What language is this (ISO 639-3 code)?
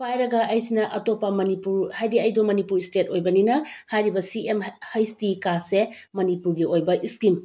mni